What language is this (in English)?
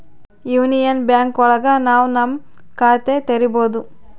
Kannada